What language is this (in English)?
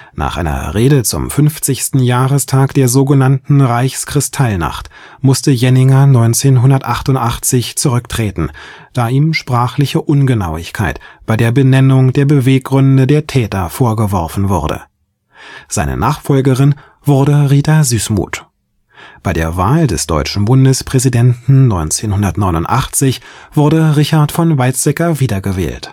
German